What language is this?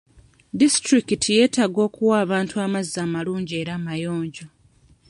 Ganda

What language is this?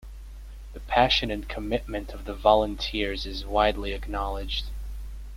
English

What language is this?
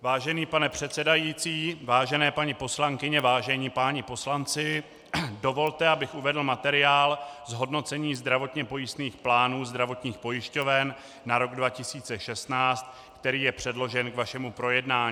Czech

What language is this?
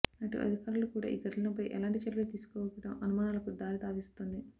Telugu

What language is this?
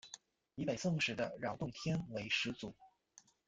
Chinese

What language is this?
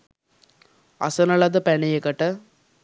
Sinhala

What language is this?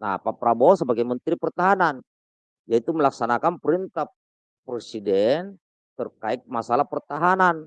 Indonesian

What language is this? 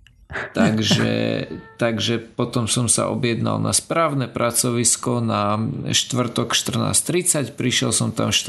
Slovak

